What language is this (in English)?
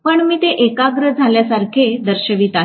Marathi